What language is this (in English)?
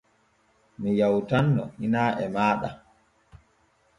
Borgu Fulfulde